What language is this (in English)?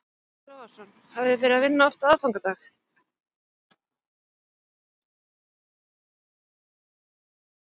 Icelandic